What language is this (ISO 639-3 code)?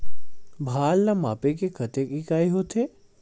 hne